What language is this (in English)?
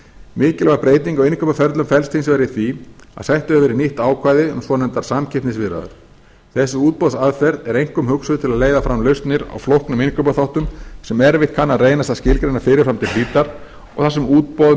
Icelandic